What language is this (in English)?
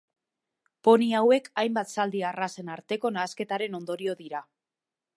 Basque